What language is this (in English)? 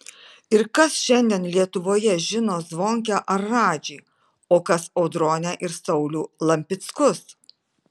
Lithuanian